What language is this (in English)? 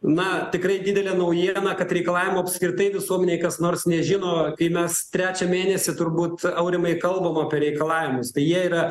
Lithuanian